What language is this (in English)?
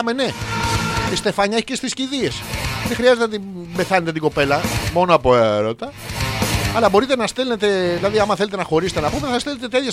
Greek